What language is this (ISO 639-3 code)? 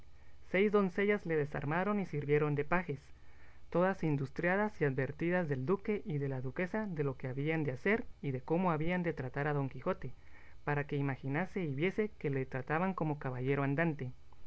spa